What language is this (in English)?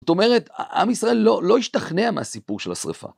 Hebrew